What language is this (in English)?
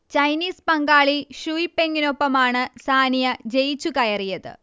Malayalam